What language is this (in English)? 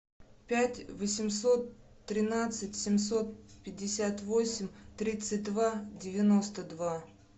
Russian